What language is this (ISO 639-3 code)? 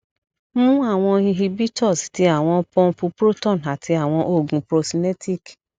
yor